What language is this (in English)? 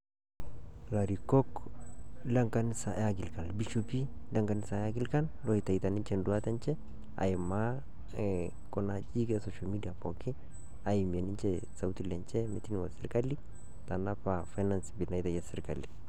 Masai